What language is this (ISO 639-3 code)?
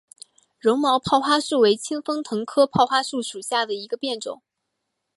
zho